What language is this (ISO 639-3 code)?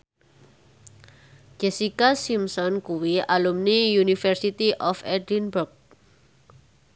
jav